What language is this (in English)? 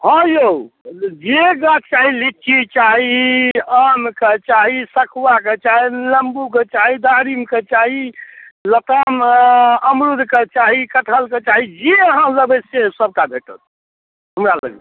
Maithili